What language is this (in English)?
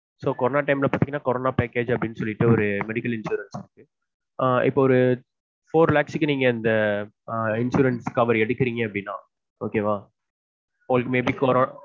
Tamil